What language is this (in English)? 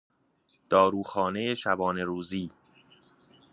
Persian